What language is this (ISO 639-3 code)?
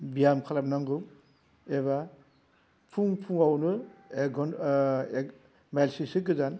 brx